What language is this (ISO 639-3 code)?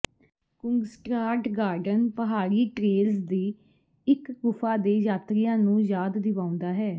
pan